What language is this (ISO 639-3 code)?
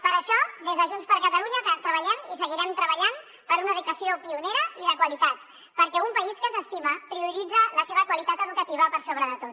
cat